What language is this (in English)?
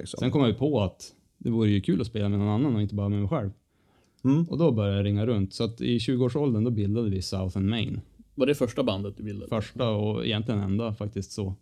Swedish